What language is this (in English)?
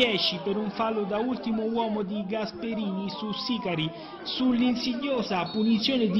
Italian